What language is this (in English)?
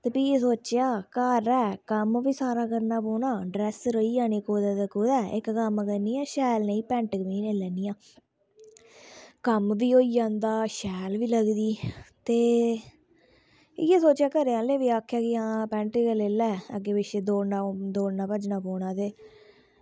Dogri